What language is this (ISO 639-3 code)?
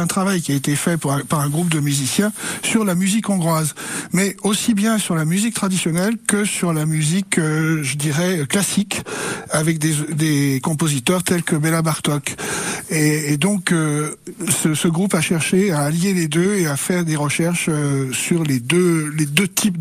fra